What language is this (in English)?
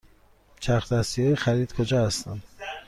Persian